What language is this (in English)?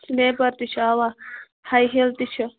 Kashmiri